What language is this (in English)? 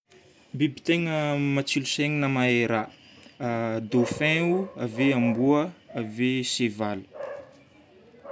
Northern Betsimisaraka Malagasy